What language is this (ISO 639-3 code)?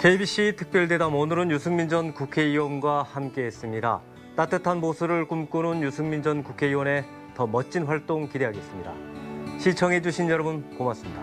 kor